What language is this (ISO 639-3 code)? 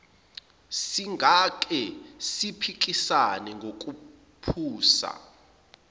zul